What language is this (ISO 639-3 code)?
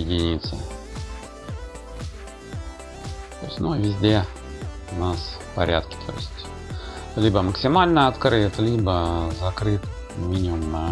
rus